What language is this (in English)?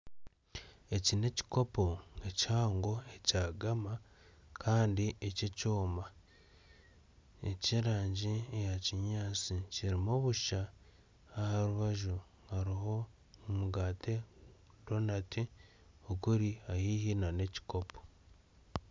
Nyankole